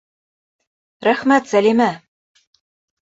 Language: Bashkir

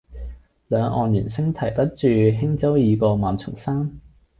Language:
Cantonese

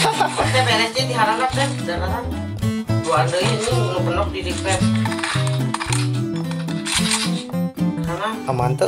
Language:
Indonesian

